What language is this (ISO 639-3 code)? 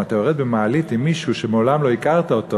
heb